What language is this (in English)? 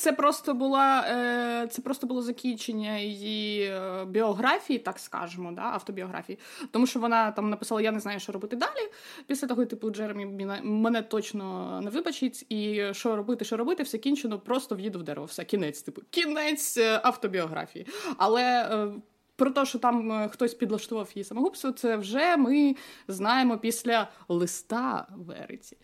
Ukrainian